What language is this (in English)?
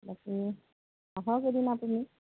Assamese